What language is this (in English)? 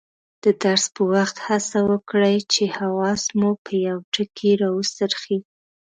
Pashto